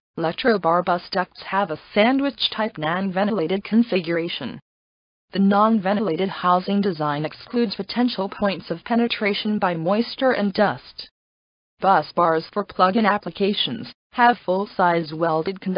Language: English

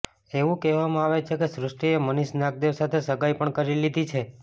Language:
Gujarati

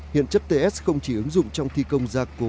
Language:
Vietnamese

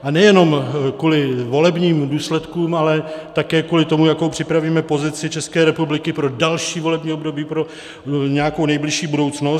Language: Czech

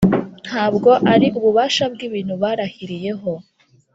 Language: Kinyarwanda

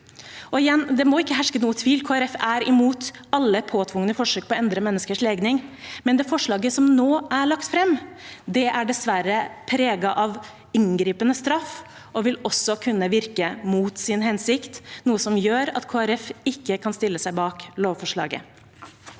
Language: Norwegian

